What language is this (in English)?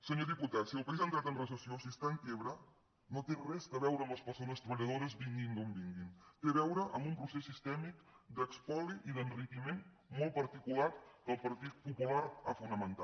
Catalan